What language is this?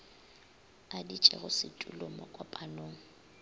Northern Sotho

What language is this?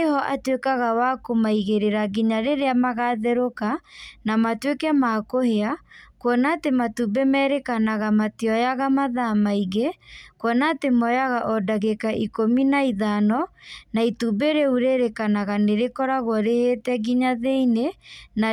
Kikuyu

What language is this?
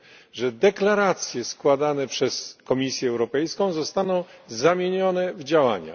Polish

